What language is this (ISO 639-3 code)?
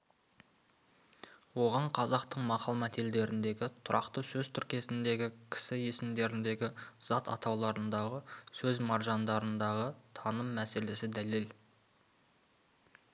kaz